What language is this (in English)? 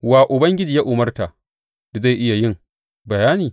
Hausa